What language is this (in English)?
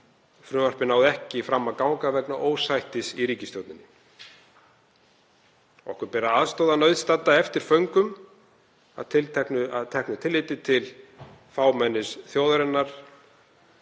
Icelandic